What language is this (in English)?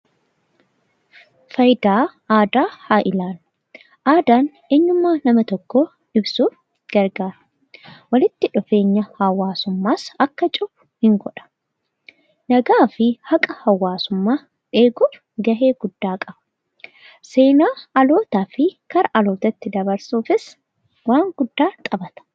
Oromo